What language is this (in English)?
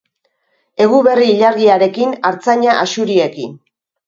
Basque